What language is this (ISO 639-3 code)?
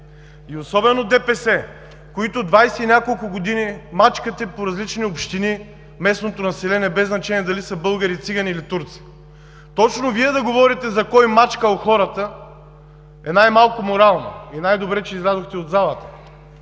bul